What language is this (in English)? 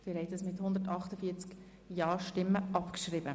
Swiss German